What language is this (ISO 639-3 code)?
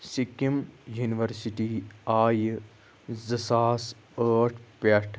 kas